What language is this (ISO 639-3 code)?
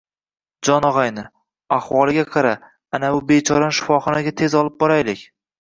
uzb